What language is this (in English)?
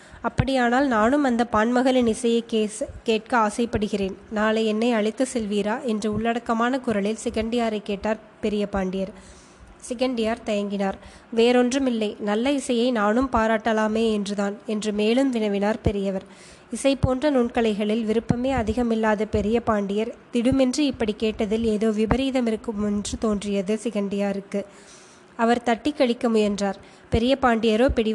Tamil